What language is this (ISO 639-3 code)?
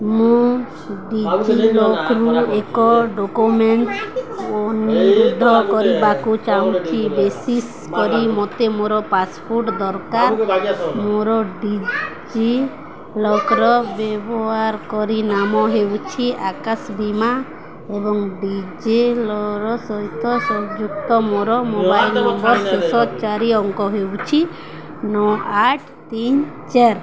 ori